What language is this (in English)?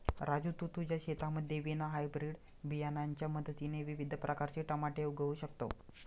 Marathi